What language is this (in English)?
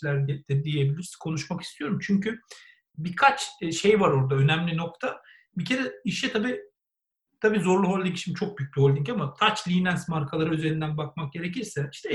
Turkish